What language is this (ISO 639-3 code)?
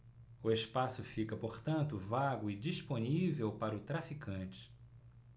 por